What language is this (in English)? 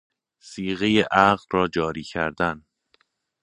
Persian